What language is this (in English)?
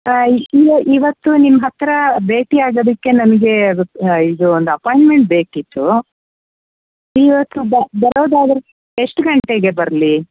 Kannada